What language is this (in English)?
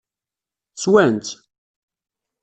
Kabyle